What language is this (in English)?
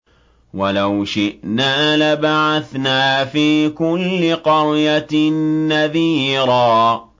Arabic